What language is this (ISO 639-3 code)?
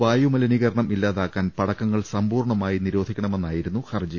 mal